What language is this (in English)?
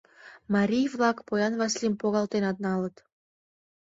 Mari